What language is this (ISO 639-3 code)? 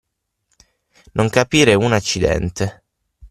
ita